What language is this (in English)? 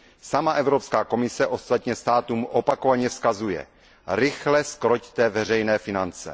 Czech